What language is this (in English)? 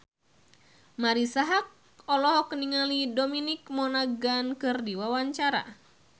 Sundanese